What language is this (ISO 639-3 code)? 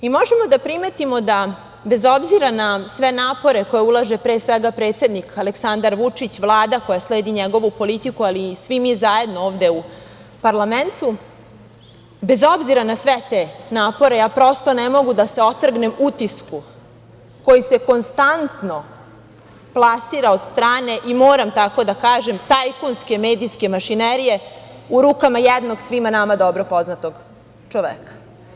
srp